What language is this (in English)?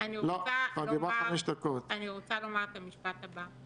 Hebrew